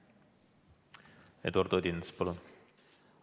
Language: Estonian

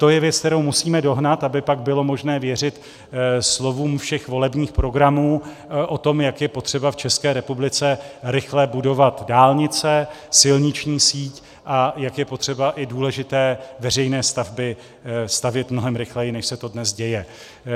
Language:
Czech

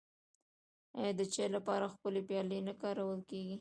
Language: Pashto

